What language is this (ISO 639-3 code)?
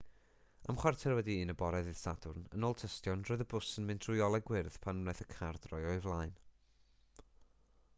cym